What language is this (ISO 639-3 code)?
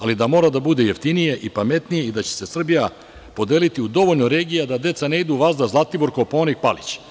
srp